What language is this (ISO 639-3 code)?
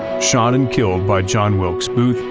eng